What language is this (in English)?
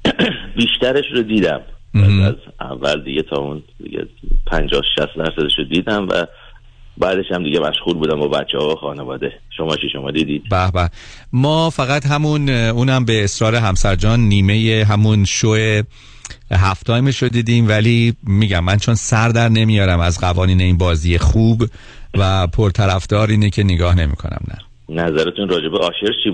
Persian